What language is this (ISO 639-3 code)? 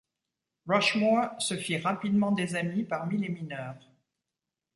fra